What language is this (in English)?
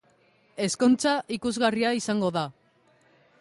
Basque